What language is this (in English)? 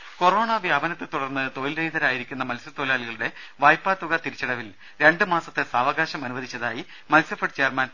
Malayalam